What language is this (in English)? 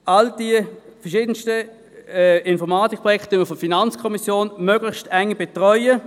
Swiss German